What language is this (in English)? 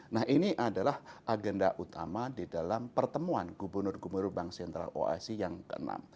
Indonesian